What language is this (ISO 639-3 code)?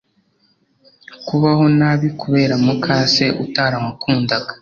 kin